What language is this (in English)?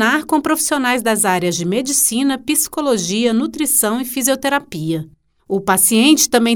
Portuguese